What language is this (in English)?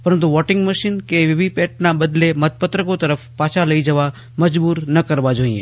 Gujarati